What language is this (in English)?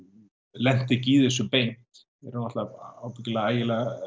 Icelandic